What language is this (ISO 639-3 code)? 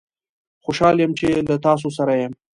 pus